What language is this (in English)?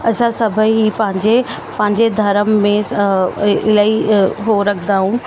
Sindhi